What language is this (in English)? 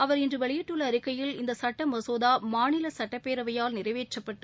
Tamil